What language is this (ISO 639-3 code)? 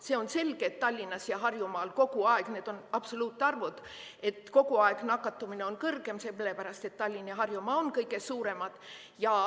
est